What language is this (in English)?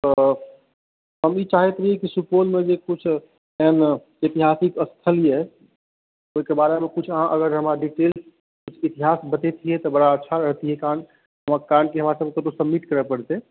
Maithili